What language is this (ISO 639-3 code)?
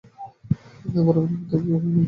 ben